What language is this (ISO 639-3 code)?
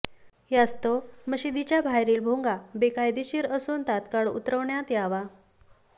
mar